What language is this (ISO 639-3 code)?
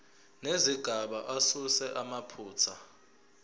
zul